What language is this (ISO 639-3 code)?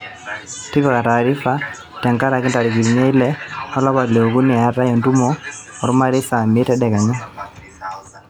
mas